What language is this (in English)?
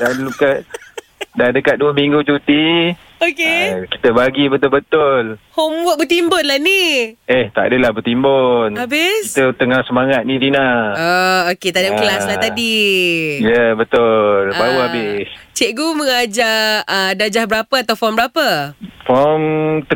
Malay